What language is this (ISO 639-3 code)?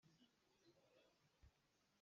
cnh